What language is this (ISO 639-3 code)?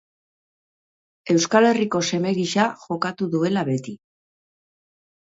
eus